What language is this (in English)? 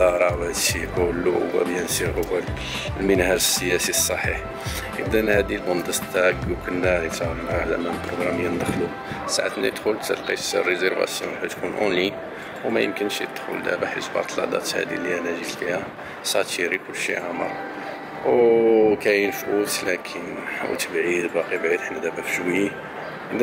Arabic